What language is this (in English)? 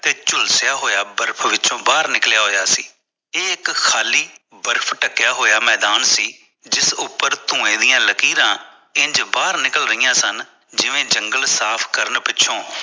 Punjabi